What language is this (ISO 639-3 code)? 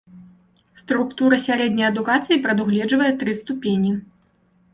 bel